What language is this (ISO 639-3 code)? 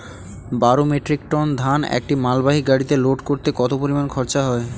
ben